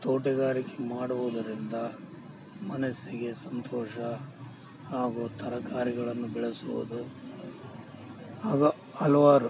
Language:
Kannada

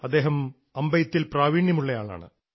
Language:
Malayalam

